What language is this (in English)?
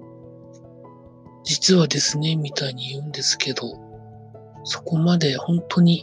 Japanese